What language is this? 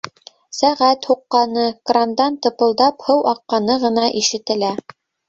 Bashkir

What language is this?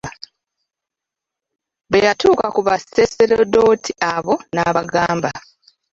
Ganda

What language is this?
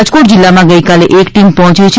Gujarati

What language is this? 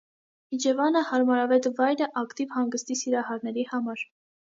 Armenian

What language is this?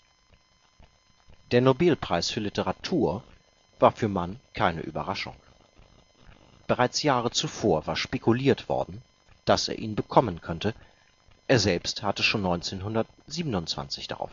German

